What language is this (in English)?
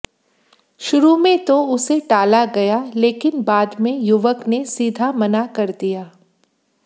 Hindi